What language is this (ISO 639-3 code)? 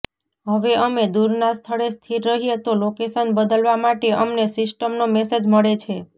guj